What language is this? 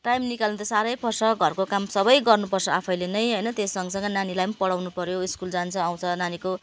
Nepali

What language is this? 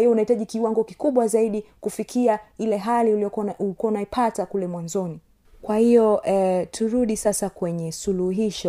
Swahili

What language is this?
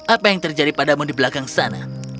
Indonesian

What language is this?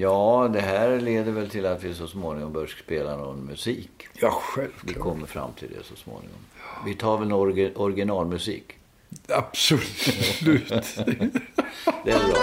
Swedish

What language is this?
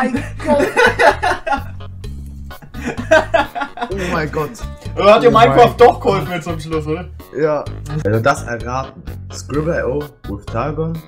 German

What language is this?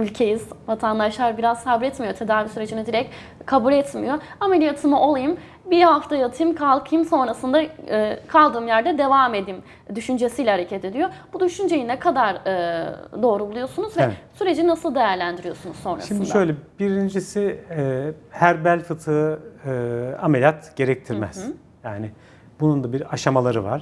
Turkish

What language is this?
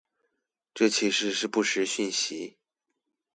Chinese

